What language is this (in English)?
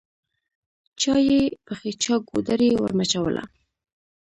Pashto